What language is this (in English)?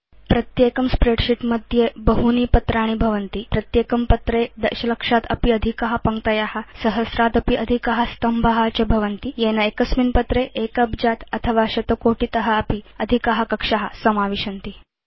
Sanskrit